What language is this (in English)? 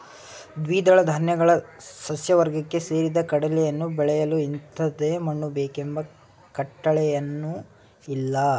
Kannada